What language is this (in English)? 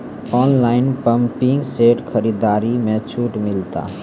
Maithili